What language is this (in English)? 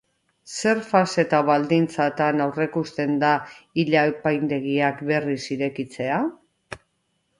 Basque